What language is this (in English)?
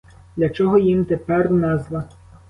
Ukrainian